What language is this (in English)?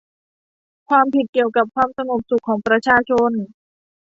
Thai